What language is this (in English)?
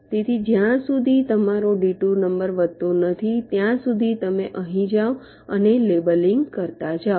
Gujarati